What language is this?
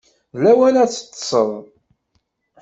Kabyle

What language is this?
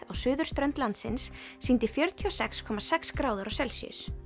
Icelandic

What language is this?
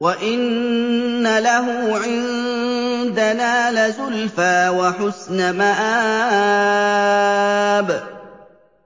Arabic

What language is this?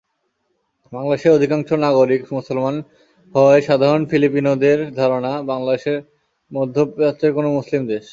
Bangla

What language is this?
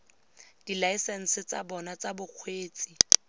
Tswana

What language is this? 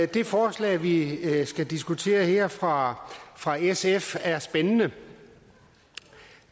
Danish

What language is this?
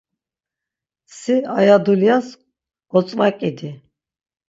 Laz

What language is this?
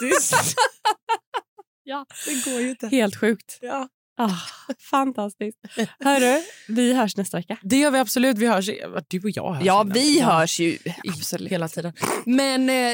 Swedish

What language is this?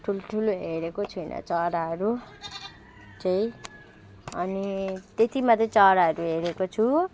Nepali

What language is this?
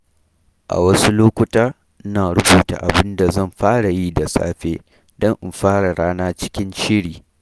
Hausa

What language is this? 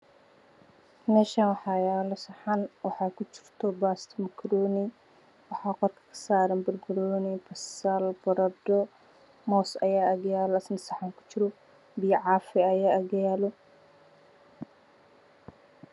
Somali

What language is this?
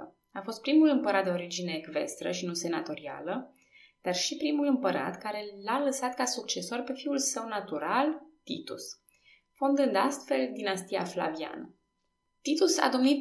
Romanian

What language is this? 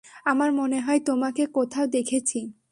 Bangla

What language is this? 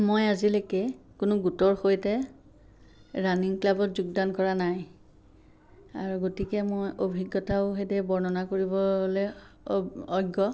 Assamese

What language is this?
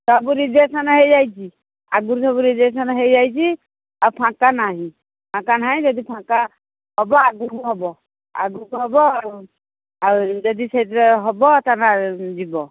Odia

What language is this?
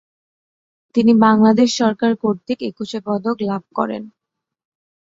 Bangla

